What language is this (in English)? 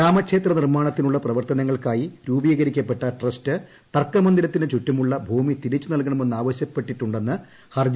Malayalam